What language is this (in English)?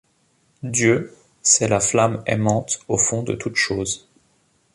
French